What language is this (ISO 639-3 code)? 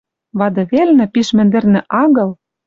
mrj